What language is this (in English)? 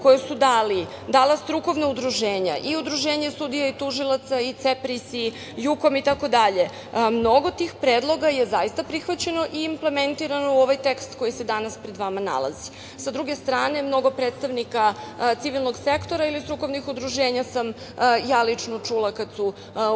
Serbian